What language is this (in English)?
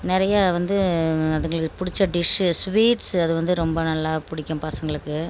Tamil